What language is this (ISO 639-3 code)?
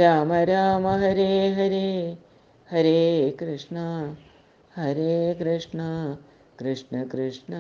mal